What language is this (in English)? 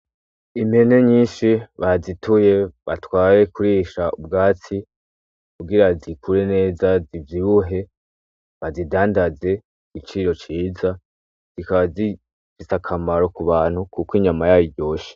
Rundi